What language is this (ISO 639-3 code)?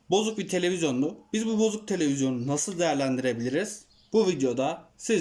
tur